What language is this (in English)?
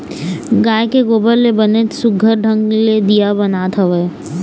Chhattisgarhi